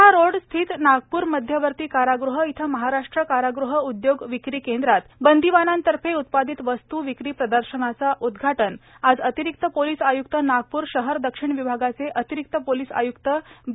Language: Marathi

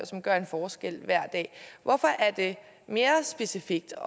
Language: Danish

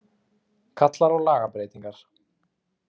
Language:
Icelandic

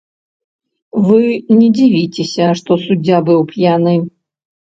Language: Belarusian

